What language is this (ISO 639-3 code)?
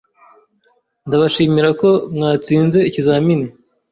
kin